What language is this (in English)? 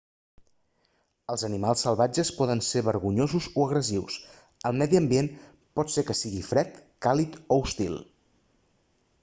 Catalan